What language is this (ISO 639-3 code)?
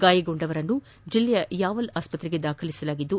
kan